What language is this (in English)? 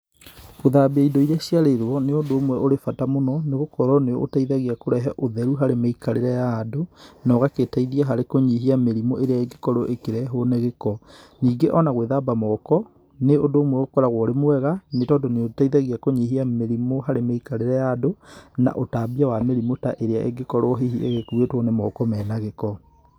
Kikuyu